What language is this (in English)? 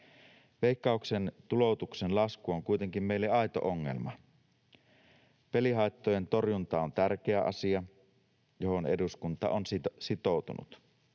Finnish